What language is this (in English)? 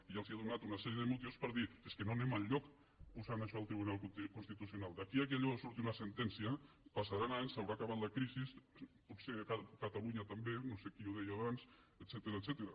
Catalan